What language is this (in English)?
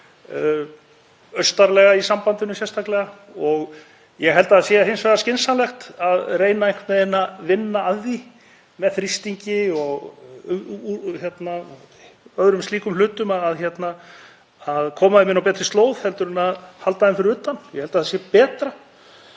Icelandic